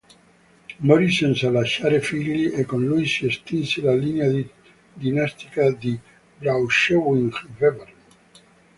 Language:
Italian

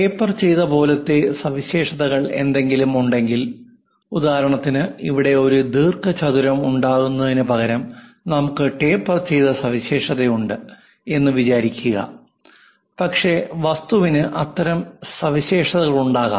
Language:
Malayalam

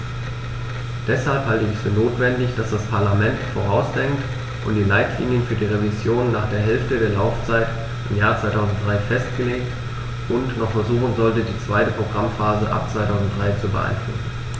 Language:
German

